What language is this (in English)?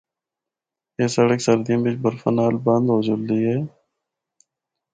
Northern Hindko